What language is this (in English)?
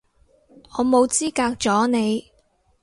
Cantonese